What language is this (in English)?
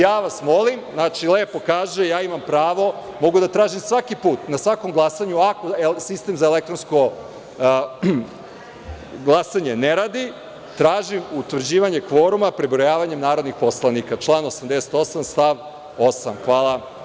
Serbian